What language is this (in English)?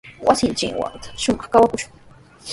Sihuas Ancash Quechua